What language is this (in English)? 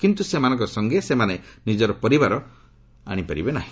Odia